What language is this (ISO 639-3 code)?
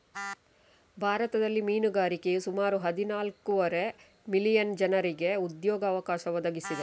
kan